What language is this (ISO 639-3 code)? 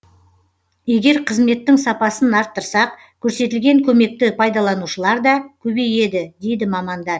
kaz